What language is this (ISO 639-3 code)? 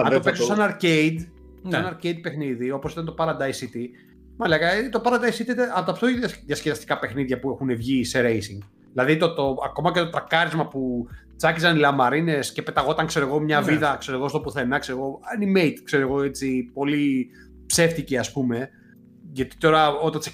ell